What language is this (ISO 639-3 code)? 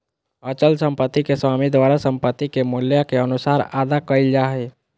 mag